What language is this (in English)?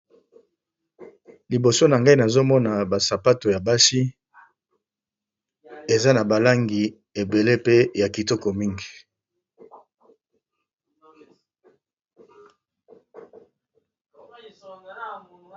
Lingala